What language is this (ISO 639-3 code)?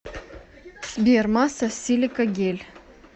rus